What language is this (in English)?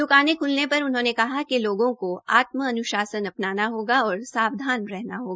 Hindi